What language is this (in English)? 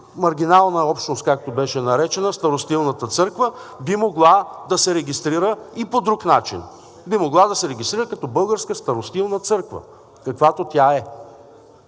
Bulgarian